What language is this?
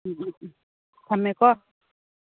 Manipuri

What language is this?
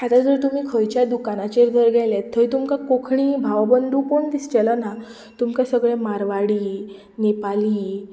Konkani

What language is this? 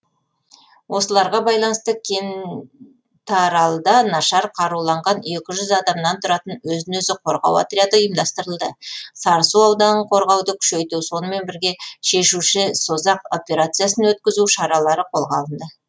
Kazakh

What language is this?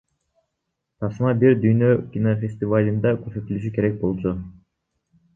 Kyrgyz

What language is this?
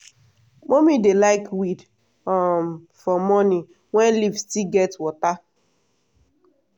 Nigerian Pidgin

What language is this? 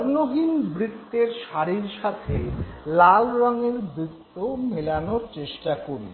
Bangla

